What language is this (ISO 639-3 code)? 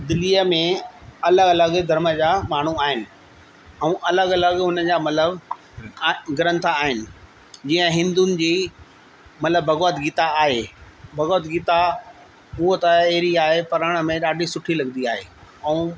snd